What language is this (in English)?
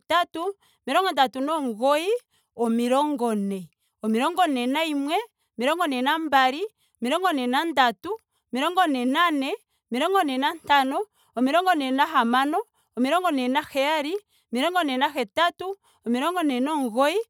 Ndonga